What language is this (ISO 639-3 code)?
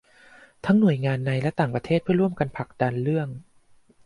tha